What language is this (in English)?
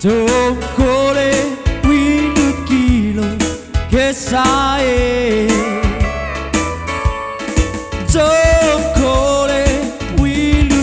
Indonesian